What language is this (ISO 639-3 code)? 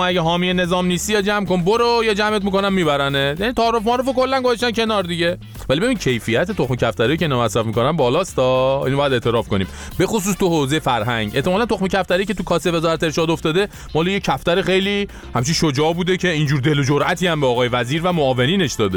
fas